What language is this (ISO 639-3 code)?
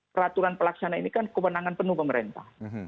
ind